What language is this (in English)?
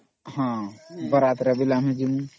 Odia